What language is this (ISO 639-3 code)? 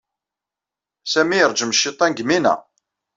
kab